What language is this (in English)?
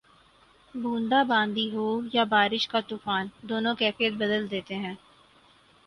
Urdu